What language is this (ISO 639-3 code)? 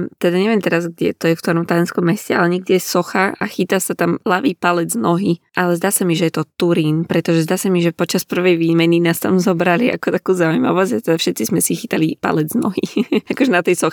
slk